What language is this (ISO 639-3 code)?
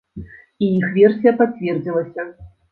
bel